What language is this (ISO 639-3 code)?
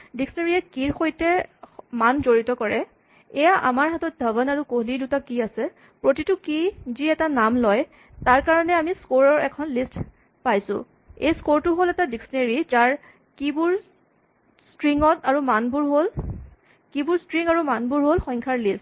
asm